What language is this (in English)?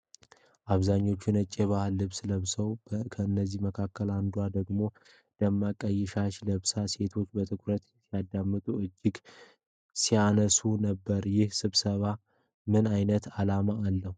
Amharic